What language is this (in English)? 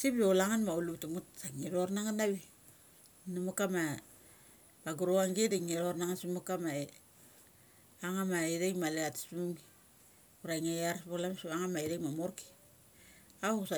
Mali